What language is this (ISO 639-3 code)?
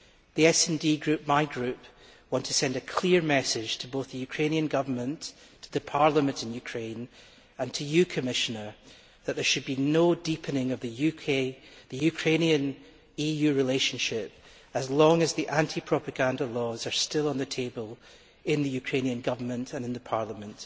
eng